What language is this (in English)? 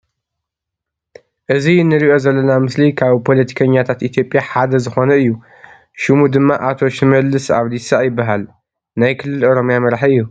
Tigrinya